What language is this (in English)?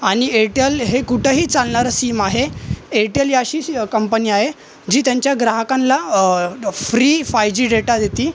Marathi